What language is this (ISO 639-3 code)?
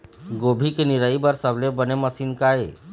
hne